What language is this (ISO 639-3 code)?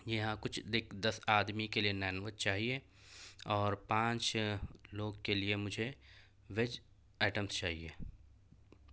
urd